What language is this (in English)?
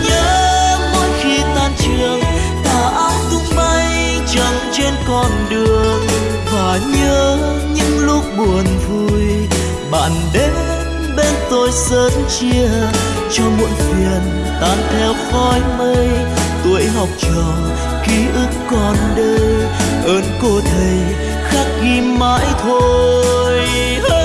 Vietnamese